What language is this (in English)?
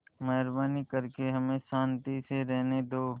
Hindi